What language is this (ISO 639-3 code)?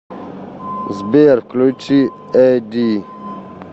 rus